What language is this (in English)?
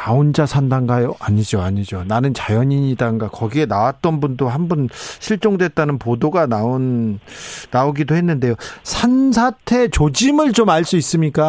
Korean